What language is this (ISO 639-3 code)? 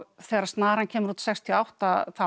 isl